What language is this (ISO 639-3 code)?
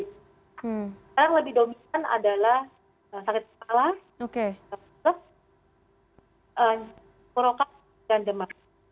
ind